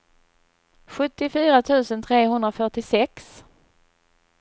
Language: Swedish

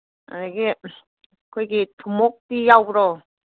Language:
Manipuri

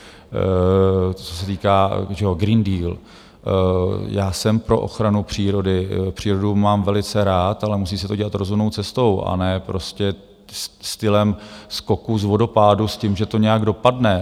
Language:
Czech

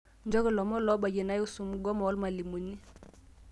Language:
Masai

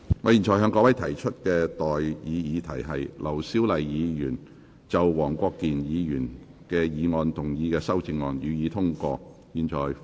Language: Cantonese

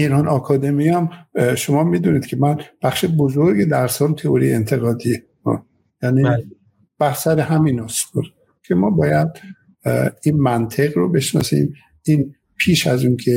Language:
Persian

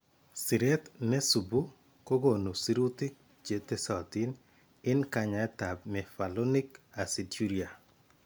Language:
Kalenjin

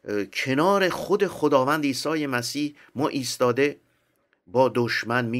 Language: Persian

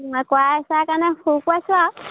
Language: Assamese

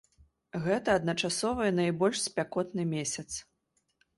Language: Belarusian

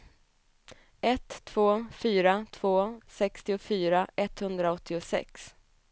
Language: Swedish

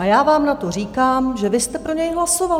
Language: Czech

